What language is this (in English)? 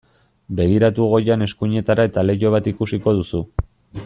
Basque